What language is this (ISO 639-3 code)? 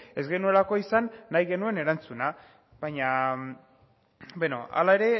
eus